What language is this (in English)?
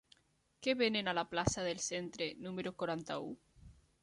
Catalan